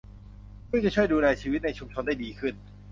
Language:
Thai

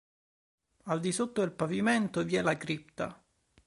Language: Italian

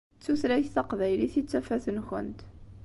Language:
Kabyle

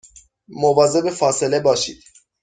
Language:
Persian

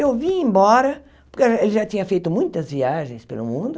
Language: Portuguese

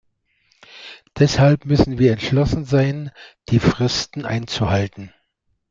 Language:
German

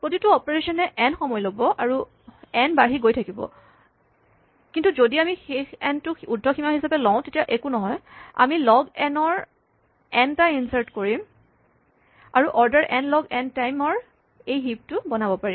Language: Assamese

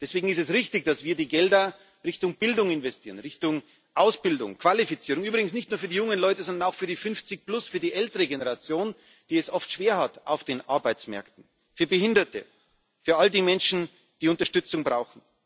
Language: German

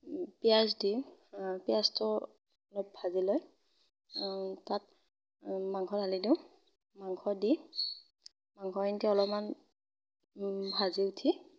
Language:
Assamese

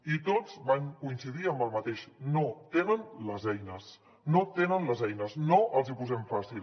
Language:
Catalan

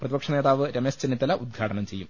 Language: Malayalam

